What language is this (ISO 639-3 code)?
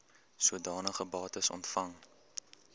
afr